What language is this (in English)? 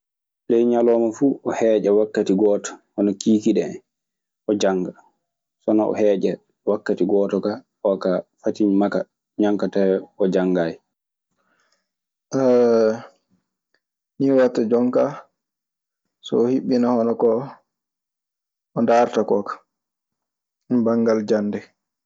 Maasina Fulfulde